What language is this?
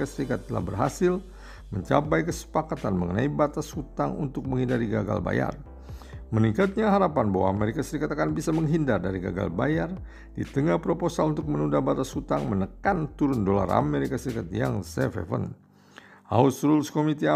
Indonesian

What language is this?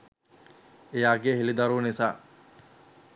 Sinhala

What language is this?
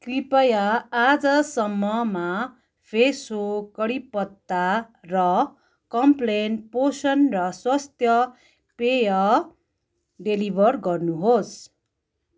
Nepali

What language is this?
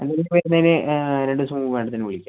Malayalam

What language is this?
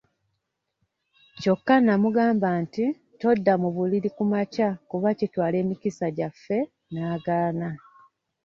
Ganda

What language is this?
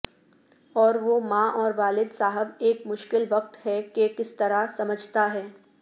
Urdu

